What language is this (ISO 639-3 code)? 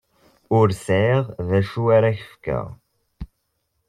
kab